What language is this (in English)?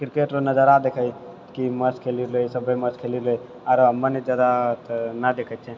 Maithili